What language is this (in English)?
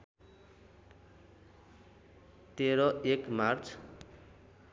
Nepali